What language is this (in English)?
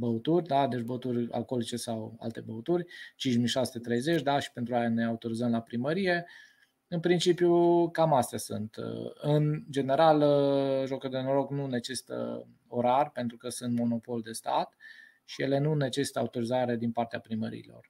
Romanian